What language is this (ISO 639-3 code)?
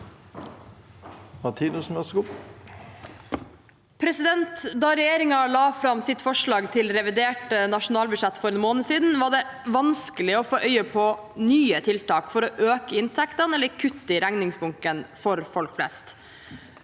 nor